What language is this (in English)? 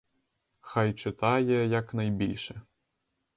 Ukrainian